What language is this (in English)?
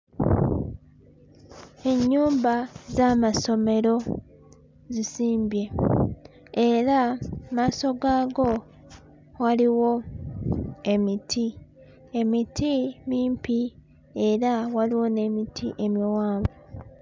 Ganda